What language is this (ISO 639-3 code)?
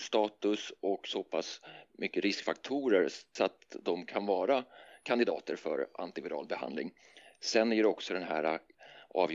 swe